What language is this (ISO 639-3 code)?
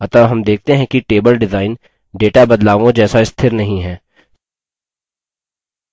hin